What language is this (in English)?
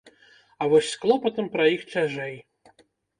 Belarusian